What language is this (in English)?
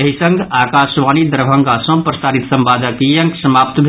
Maithili